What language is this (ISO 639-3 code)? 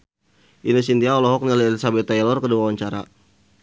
sun